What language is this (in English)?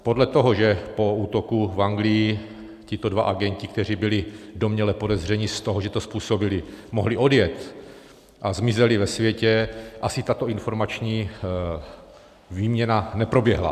Czech